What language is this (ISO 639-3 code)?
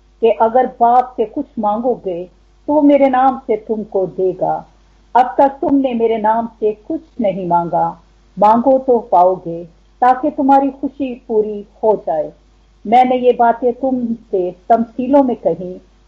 hin